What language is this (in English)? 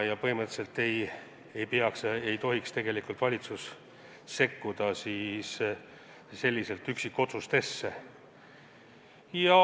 Estonian